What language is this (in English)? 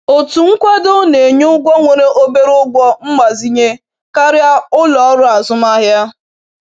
Igbo